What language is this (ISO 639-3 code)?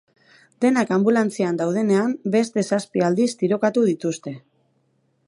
eus